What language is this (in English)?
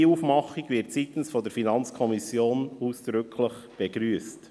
Swiss German